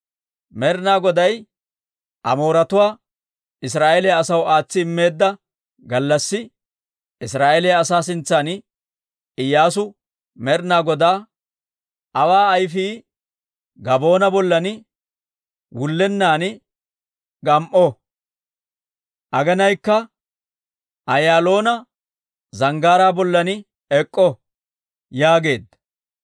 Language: Dawro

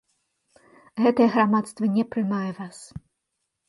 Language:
Belarusian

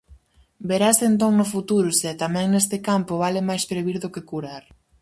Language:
Galician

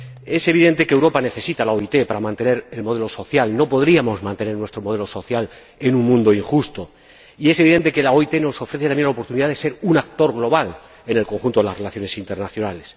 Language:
Spanish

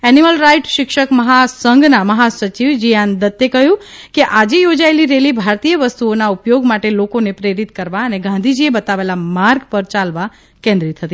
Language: Gujarati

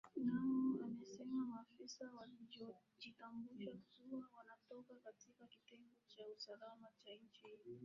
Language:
Swahili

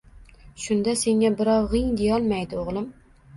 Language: Uzbek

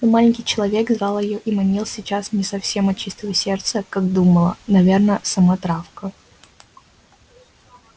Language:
Russian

